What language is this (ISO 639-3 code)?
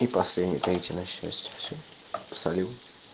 rus